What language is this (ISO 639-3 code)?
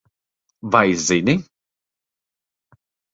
lav